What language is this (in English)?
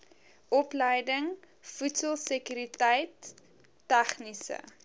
Afrikaans